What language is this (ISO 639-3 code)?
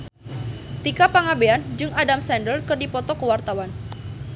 sun